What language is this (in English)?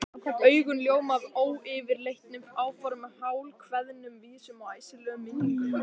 Icelandic